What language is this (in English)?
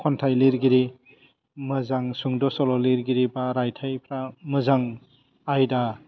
Bodo